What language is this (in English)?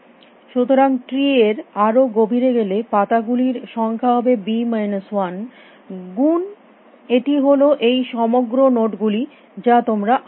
Bangla